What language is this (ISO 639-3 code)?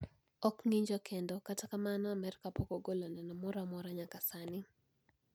luo